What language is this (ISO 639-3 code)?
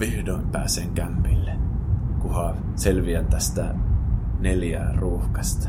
fin